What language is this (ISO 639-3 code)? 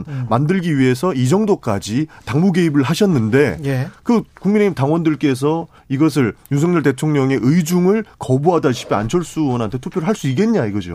kor